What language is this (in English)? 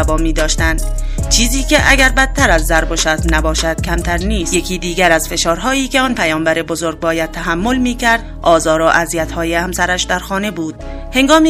Persian